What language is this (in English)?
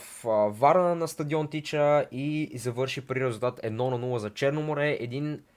Bulgarian